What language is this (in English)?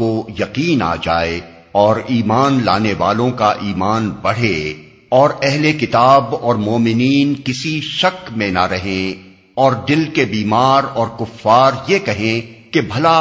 Urdu